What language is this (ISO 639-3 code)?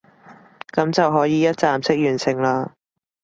yue